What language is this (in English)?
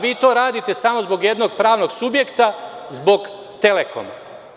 Serbian